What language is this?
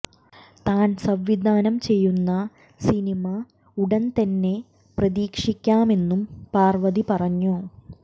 Malayalam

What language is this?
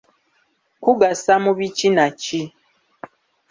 Ganda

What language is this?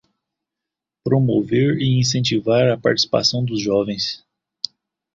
Portuguese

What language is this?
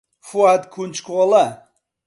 Central Kurdish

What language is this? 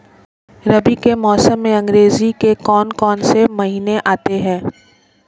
Hindi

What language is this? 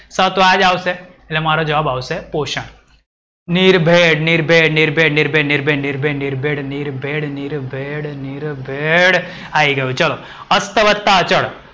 Gujarati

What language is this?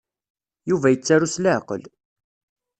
Kabyle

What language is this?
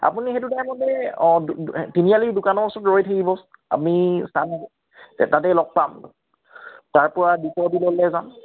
Assamese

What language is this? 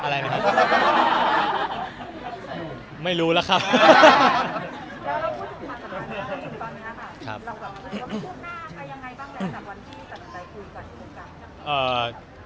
Thai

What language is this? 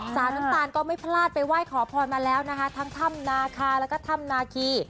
Thai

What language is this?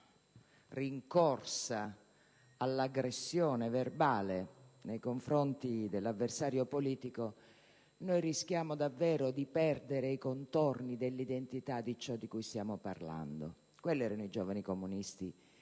Italian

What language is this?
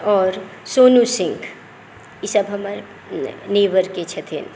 Maithili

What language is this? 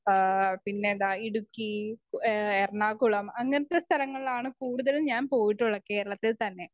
Malayalam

